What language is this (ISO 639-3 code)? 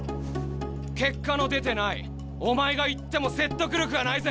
jpn